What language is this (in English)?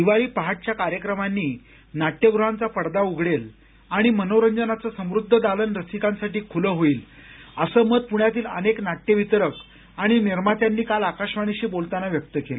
Marathi